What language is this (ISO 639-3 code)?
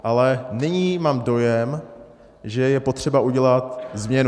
ces